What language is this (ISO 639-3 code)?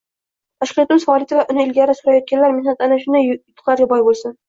uzb